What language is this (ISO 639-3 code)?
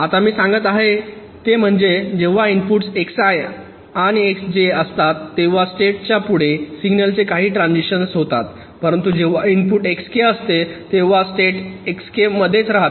mar